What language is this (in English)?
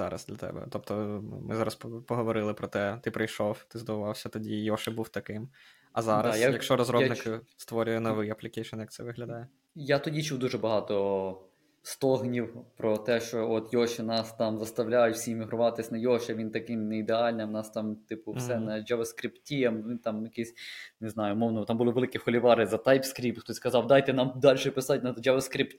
Ukrainian